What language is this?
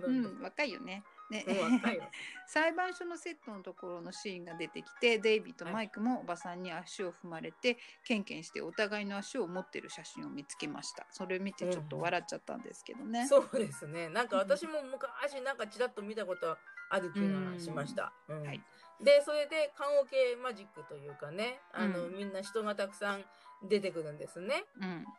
Japanese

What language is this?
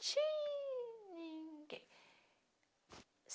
Portuguese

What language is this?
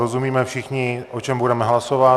Czech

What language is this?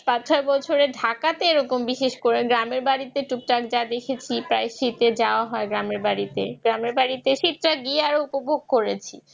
Bangla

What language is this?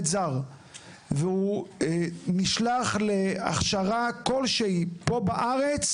Hebrew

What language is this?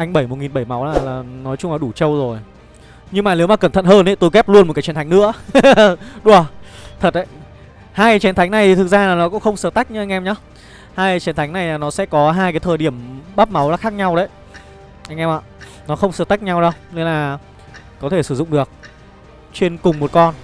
Vietnamese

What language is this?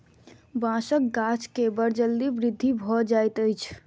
Maithili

